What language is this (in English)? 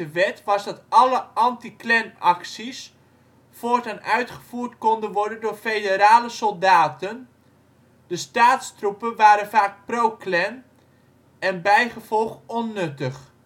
Dutch